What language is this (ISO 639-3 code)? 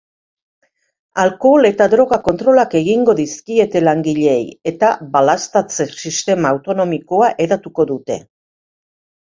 eus